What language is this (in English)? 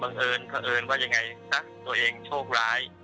Thai